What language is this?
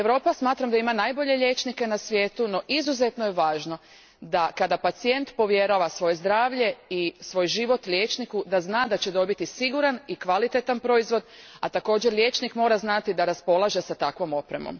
Croatian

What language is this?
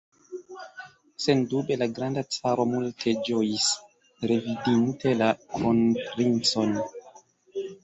Esperanto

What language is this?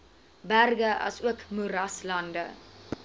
Afrikaans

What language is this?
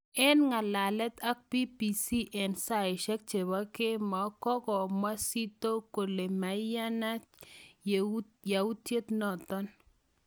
Kalenjin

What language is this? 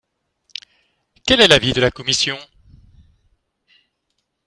French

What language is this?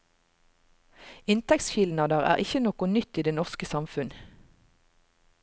Norwegian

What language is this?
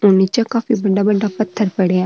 Marwari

